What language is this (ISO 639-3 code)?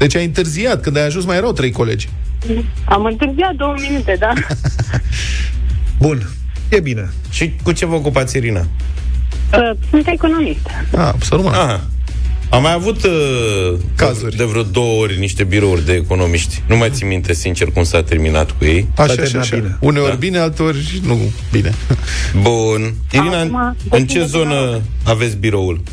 ron